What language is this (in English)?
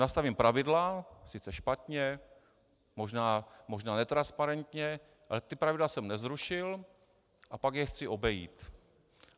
Czech